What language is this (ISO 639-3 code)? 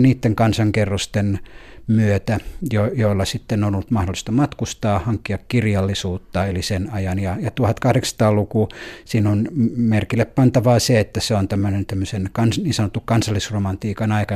fin